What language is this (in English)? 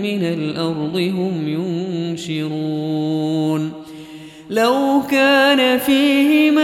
Arabic